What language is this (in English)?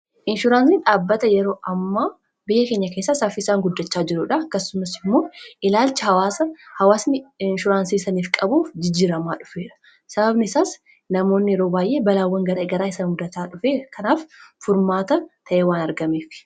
Oromo